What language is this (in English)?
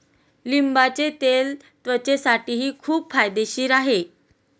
Marathi